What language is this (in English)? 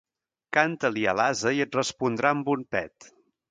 Catalan